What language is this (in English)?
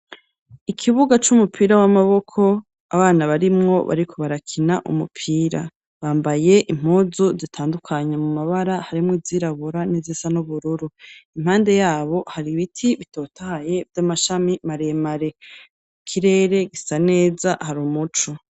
Rundi